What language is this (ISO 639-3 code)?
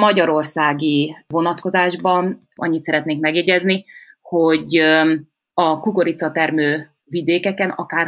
hun